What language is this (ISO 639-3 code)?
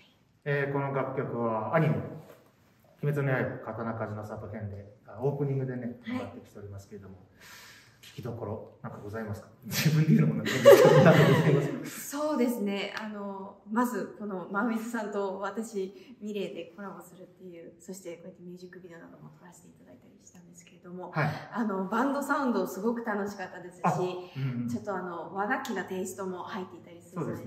jpn